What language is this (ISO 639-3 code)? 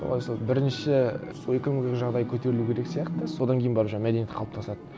kaz